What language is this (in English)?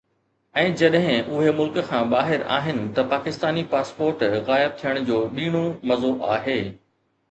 Sindhi